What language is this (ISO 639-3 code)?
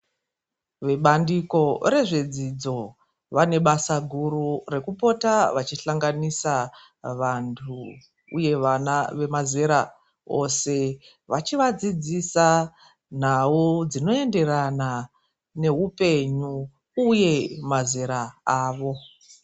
ndc